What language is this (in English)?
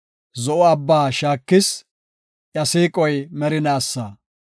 Gofa